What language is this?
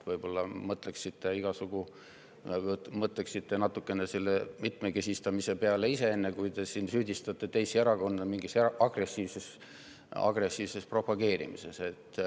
Estonian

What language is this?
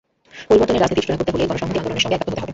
Bangla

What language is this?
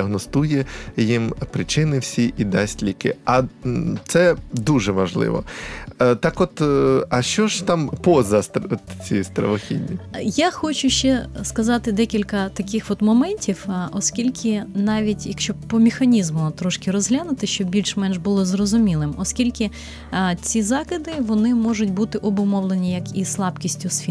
Ukrainian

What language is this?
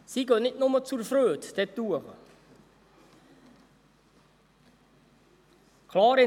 Swiss German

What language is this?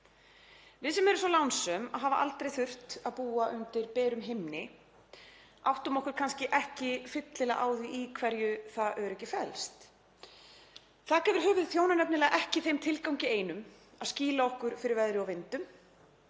Icelandic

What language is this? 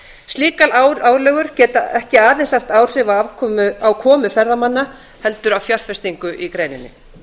Icelandic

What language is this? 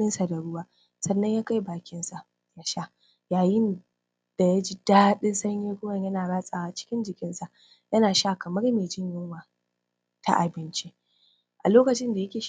Hausa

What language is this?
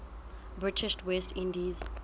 Southern Sotho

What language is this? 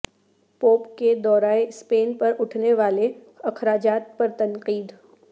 Urdu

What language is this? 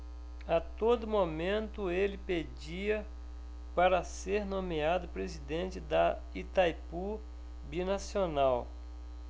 Portuguese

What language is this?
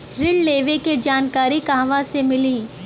Bhojpuri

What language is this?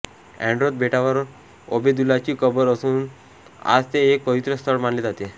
Marathi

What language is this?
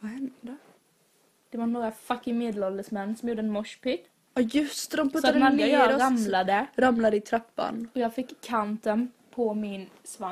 Swedish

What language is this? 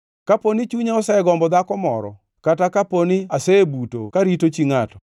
Luo (Kenya and Tanzania)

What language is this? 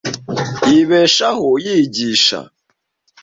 Kinyarwanda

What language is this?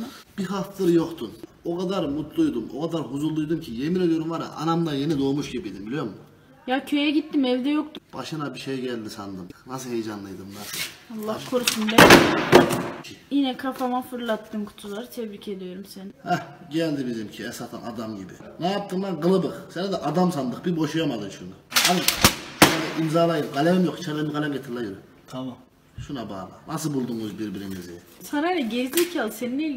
Turkish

